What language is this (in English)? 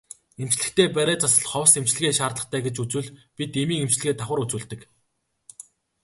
Mongolian